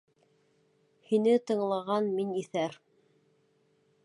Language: Bashkir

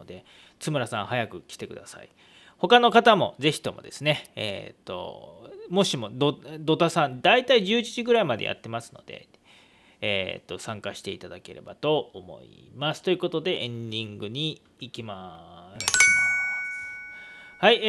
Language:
Japanese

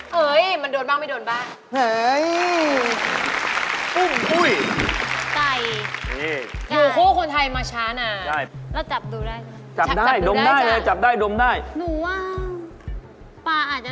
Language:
Thai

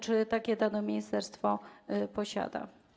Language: Polish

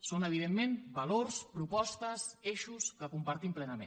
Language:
Catalan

